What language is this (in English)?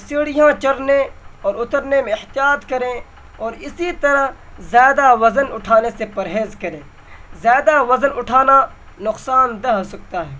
Urdu